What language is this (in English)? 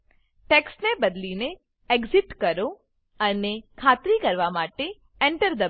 Gujarati